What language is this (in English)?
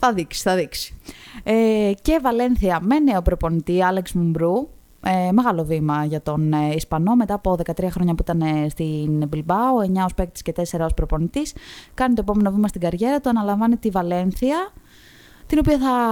Greek